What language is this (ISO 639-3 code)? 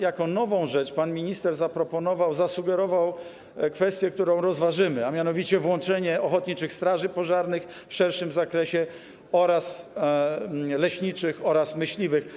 pol